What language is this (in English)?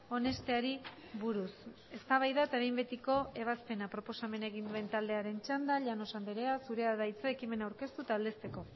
Basque